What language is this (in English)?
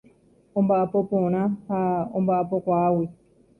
Guarani